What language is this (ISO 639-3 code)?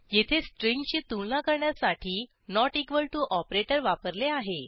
mar